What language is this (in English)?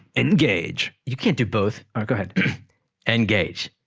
English